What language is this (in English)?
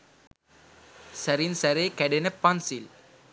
Sinhala